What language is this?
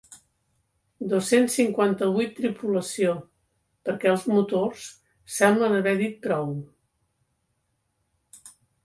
Catalan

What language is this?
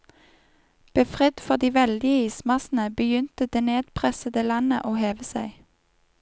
Norwegian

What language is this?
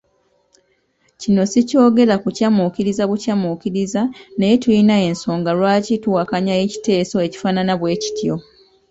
Ganda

